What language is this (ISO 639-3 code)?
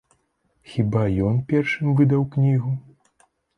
bel